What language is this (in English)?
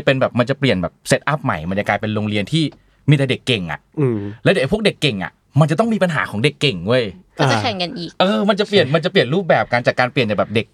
Thai